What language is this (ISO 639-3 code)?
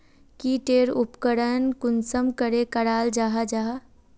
mag